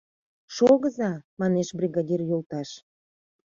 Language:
Mari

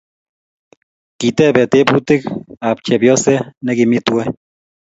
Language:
Kalenjin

